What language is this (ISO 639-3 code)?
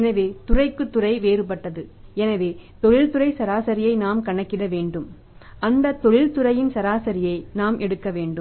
tam